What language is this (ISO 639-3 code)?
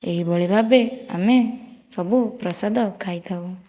ori